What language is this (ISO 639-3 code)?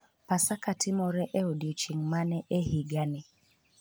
luo